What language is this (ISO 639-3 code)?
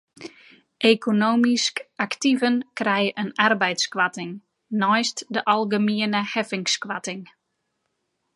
fry